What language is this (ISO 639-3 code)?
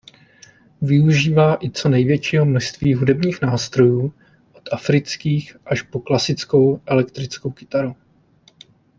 ces